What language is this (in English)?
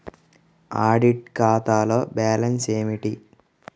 Telugu